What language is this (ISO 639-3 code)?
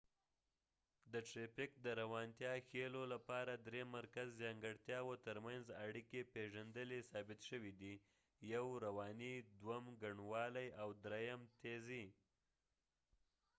pus